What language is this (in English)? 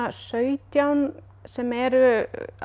Icelandic